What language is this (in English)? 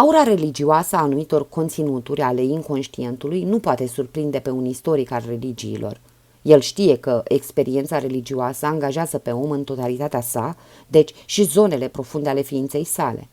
Romanian